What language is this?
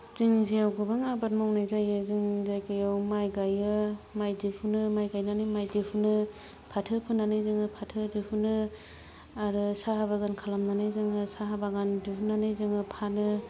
Bodo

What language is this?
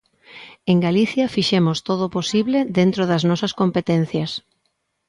Galician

